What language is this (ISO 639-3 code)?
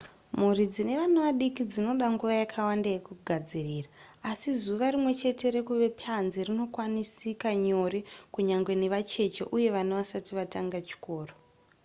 sna